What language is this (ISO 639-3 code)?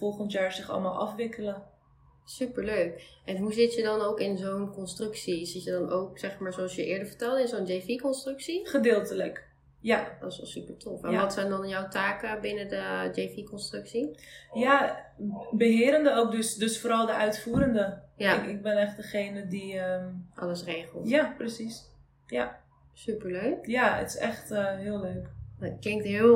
nld